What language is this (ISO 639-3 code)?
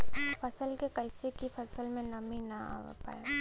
bho